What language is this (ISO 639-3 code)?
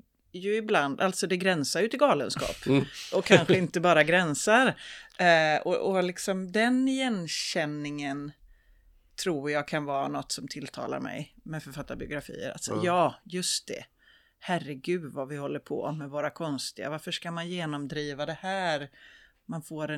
swe